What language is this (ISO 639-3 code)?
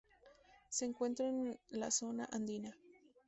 spa